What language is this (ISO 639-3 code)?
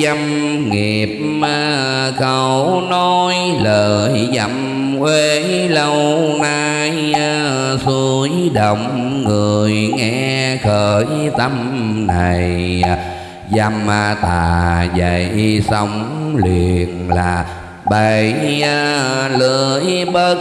vie